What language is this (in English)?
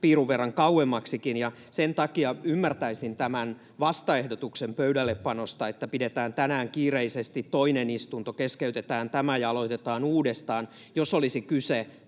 Finnish